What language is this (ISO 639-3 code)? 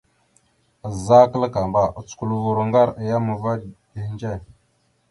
mxu